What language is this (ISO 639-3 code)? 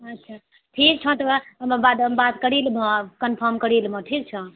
mai